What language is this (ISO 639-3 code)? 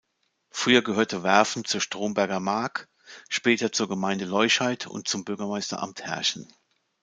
deu